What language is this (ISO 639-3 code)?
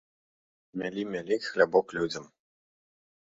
bel